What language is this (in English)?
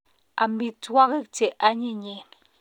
Kalenjin